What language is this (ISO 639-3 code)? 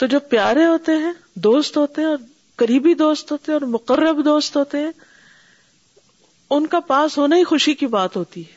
urd